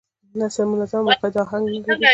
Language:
Pashto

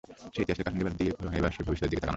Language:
Bangla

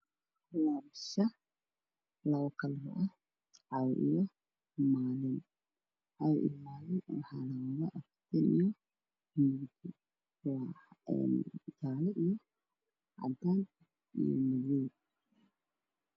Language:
Somali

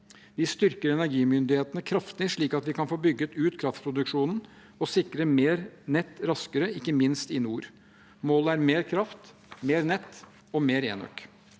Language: Norwegian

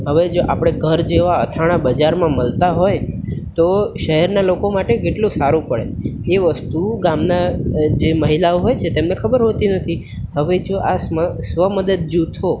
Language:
Gujarati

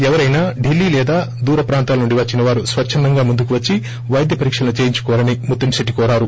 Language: Telugu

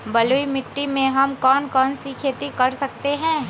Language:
Magahi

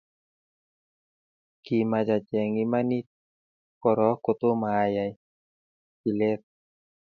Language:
Kalenjin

